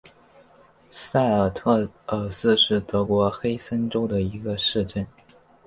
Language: Chinese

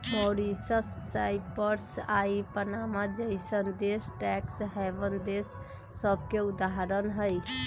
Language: Magahi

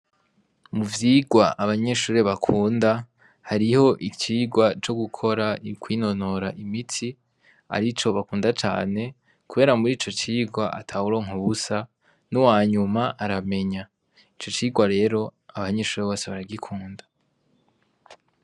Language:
Rundi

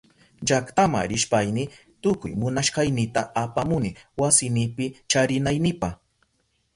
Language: Southern Pastaza Quechua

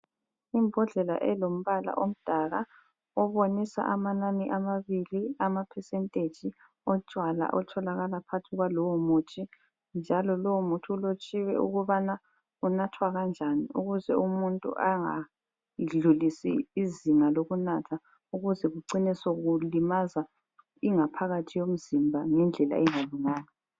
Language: North Ndebele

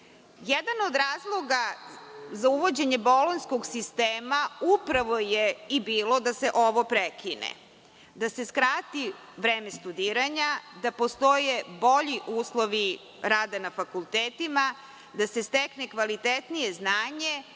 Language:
Serbian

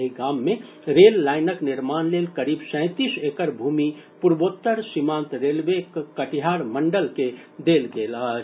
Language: Maithili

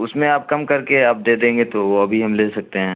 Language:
Urdu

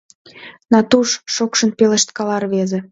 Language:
Mari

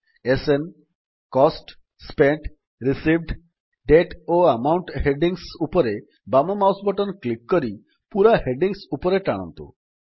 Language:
Odia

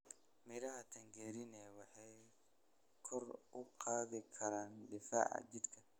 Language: Somali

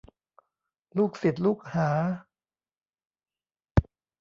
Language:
Thai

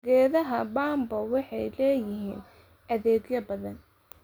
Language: Somali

